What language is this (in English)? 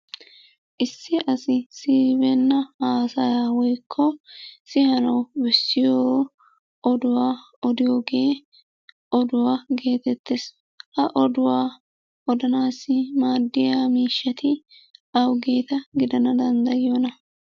Wolaytta